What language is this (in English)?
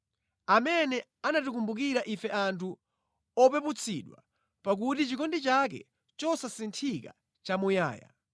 Nyanja